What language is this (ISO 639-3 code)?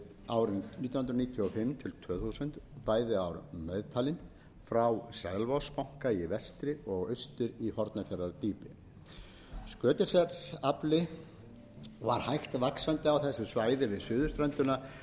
isl